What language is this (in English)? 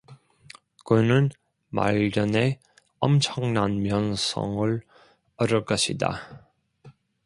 Korean